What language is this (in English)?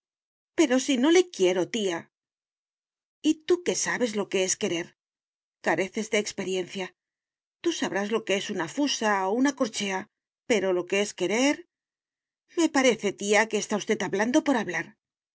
Spanish